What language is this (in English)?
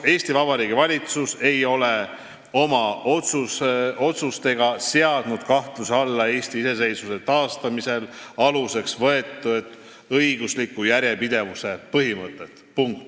Estonian